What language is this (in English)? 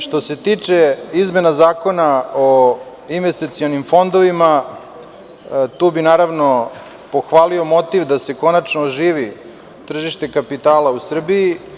Serbian